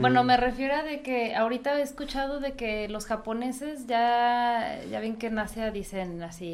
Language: Spanish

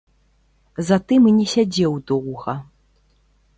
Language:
Belarusian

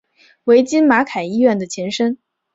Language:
Chinese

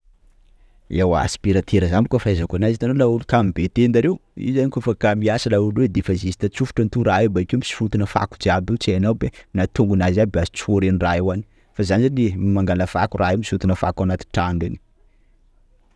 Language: Sakalava Malagasy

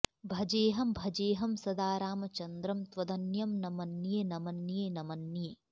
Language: Sanskrit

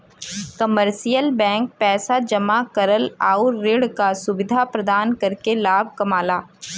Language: Bhojpuri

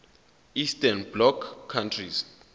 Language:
Zulu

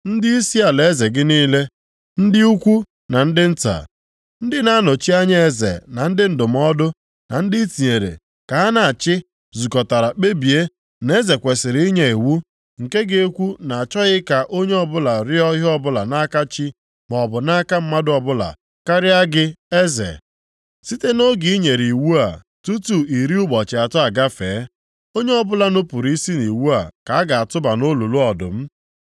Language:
Igbo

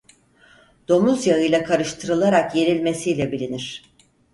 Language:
Turkish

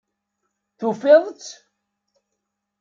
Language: Kabyle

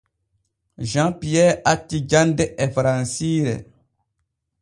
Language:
Borgu Fulfulde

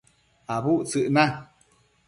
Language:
Matsés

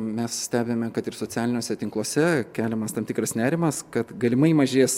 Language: Lithuanian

